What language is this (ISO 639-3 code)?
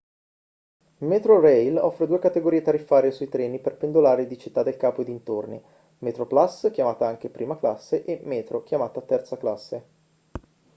ita